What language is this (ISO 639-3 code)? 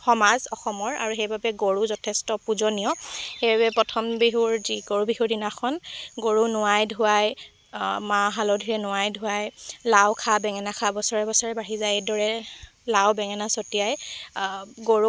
asm